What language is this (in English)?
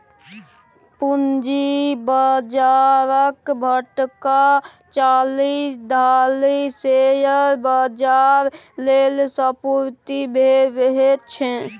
Maithili